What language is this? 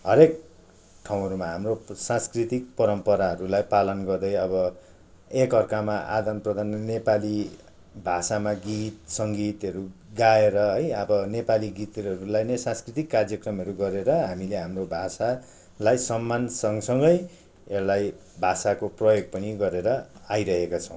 Nepali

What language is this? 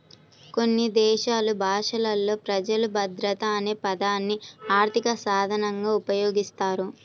Telugu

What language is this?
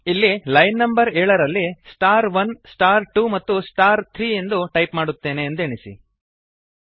Kannada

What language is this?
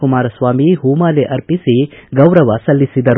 Kannada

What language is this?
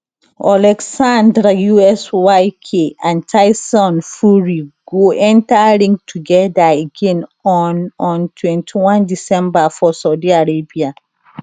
Nigerian Pidgin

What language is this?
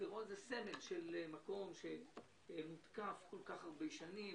Hebrew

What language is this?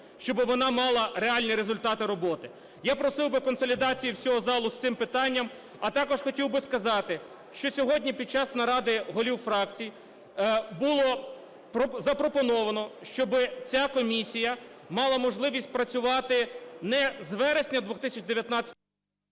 Ukrainian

